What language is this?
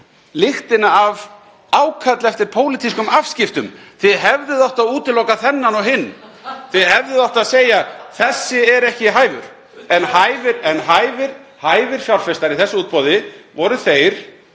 Icelandic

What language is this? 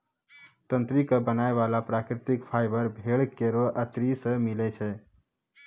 Maithili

